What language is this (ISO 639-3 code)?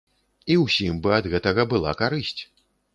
bel